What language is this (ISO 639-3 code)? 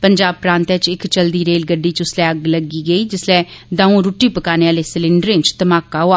doi